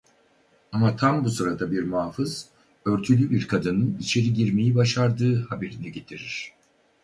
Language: Turkish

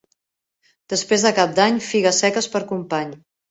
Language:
Catalan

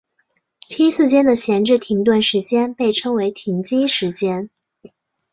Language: Chinese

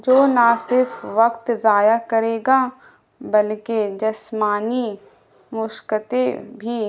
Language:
Urdu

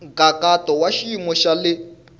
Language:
Tsonga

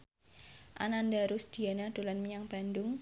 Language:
Javanese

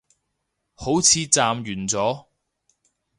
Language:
Cantonese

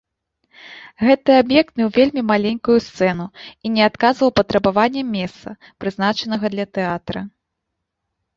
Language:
Belarusian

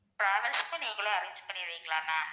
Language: Tamil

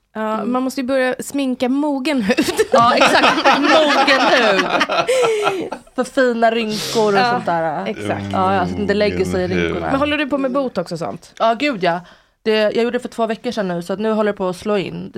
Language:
Swedish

